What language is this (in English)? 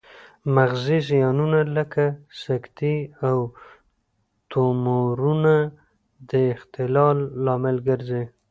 Pashto